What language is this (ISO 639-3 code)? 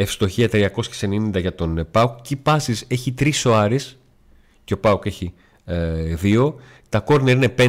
ell